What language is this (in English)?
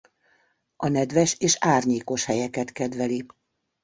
Hungarian